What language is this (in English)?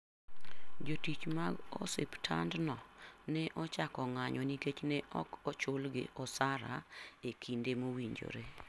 Luo (Kenya and Tanzania)